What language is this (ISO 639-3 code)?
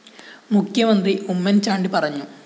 mal